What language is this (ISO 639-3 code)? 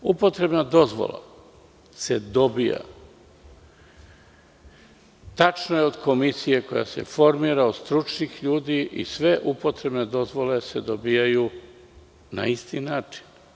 srp